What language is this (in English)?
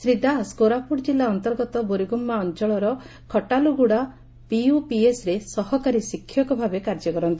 Odia